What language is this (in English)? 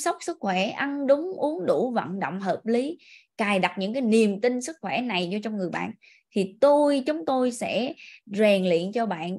Vietnamese